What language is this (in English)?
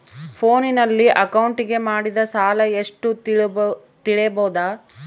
Kannada